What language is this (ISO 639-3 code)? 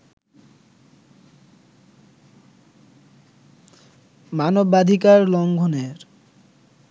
ben